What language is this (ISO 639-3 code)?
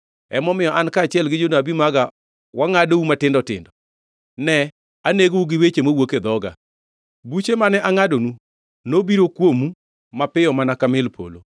luo